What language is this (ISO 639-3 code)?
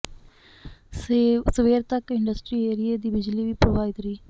pan